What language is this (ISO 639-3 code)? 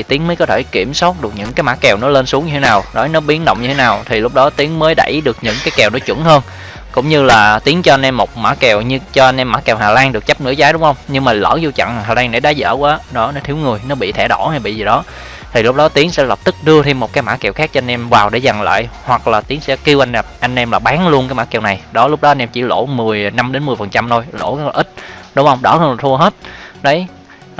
vie